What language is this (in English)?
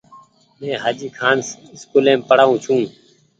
Goaria